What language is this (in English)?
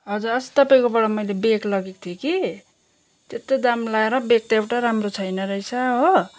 Nepali